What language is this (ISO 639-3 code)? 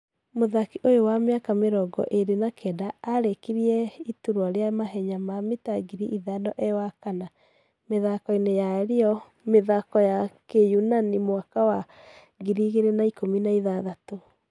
kik